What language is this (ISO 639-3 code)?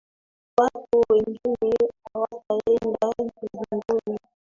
swa